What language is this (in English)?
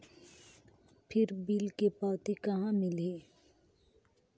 Chhattisgarhi